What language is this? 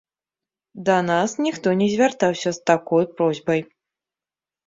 Belarusian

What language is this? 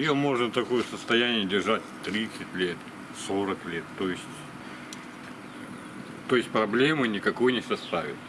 Russian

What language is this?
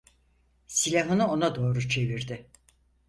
Turkish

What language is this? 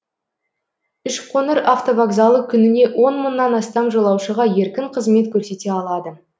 Kazakh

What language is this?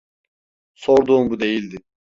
Turkish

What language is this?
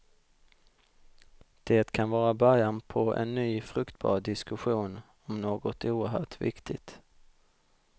Swedish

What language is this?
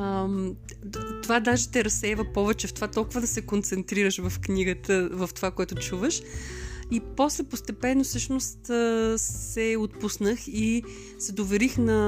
Bulgarian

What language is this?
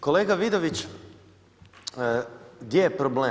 Croatian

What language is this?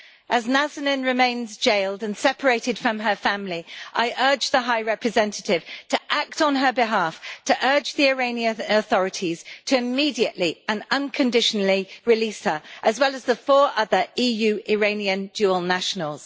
English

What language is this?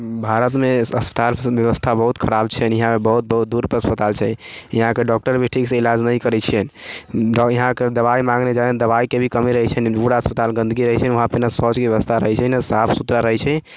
Maithili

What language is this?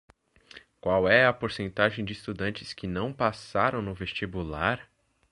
Portuguese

